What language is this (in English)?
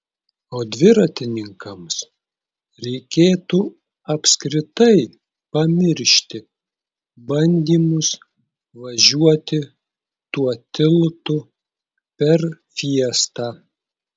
Lithuanian